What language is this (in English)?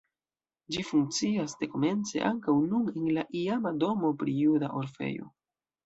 Esperanto